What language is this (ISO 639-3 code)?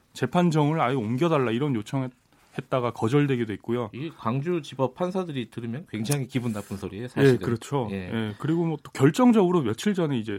kor